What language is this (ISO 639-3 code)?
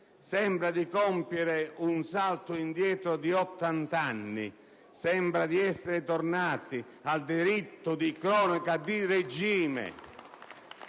ita